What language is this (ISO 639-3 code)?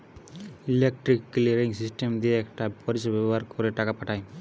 ben